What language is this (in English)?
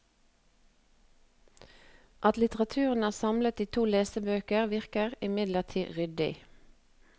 Norwegian